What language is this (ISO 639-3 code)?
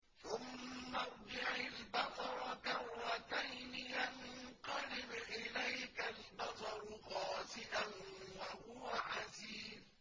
ara